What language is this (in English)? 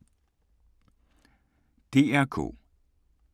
Danish